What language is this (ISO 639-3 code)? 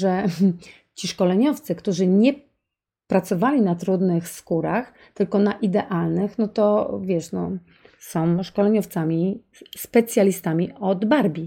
pol